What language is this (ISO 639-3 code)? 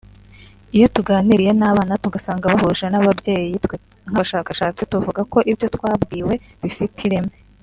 kin